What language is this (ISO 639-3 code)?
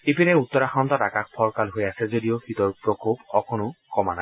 asm